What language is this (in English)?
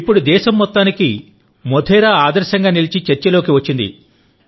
Telugu